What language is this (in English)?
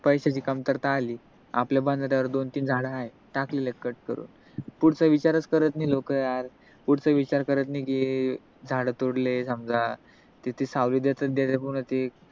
Marathi